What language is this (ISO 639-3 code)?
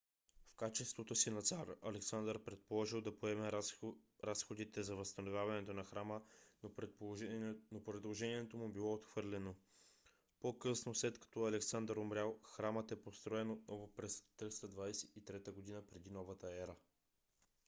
bul